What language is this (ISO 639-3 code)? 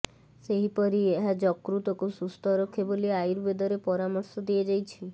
ori